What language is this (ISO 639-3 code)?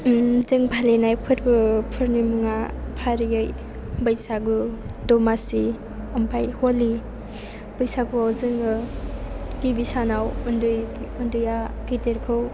brx